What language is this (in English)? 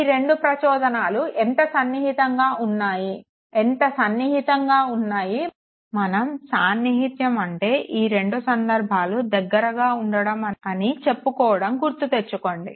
Telugu